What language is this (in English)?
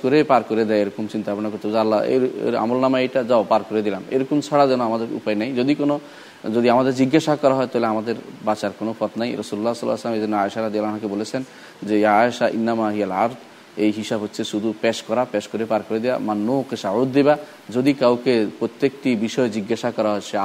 Bangla